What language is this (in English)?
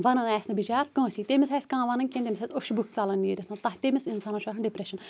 Kashmiri